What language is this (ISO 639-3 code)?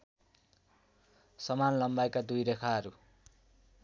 nep